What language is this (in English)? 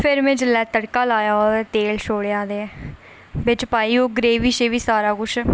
Dogri